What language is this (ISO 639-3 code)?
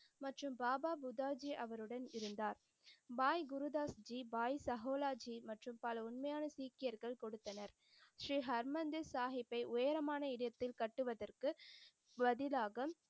tam